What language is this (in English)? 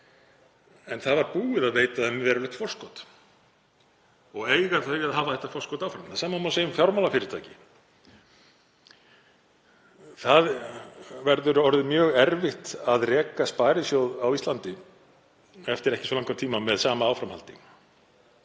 Icelandic